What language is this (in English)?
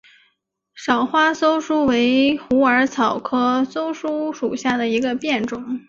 Chinese